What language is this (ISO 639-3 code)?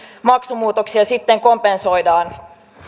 fin